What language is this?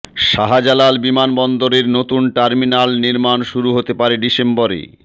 Bangla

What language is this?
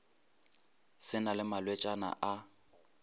Northern Sotho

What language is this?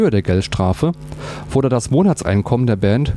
German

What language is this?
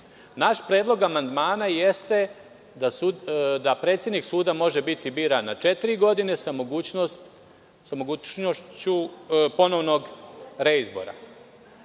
Serbian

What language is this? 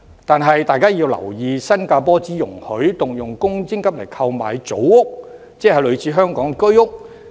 Cantonese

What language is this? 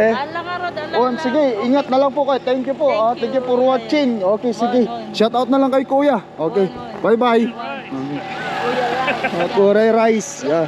Filipino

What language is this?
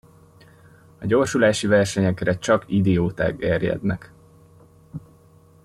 Hungarian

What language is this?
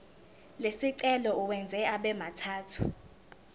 Zulu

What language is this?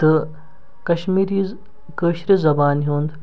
Kashmiri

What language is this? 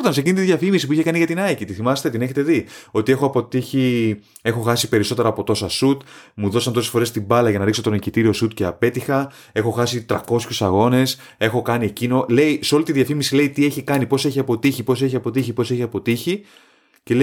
Greek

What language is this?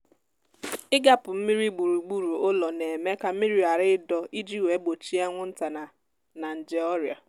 Igbo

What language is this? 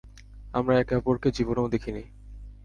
Bangla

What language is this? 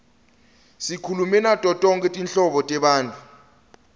Swati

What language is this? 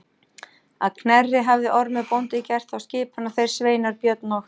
Icelandic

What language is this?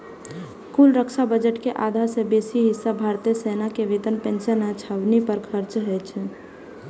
Maithili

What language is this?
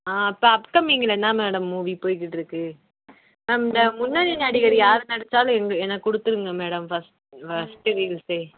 Tamil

